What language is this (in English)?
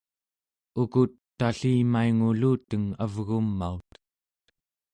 Central Yupik